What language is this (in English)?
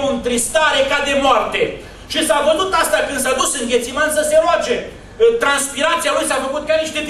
Romanian